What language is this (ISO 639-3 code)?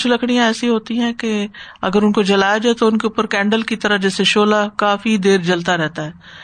urd